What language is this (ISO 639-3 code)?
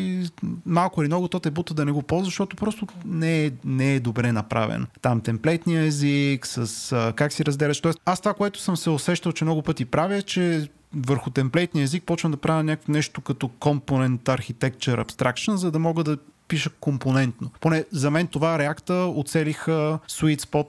bul